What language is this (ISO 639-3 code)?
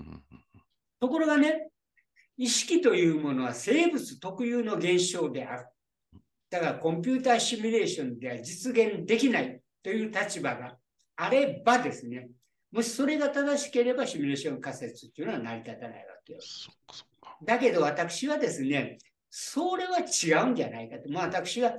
jpn